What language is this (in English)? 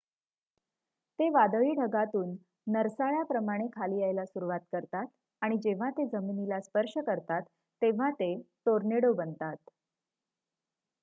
Marathi